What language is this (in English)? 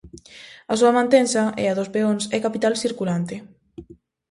Galician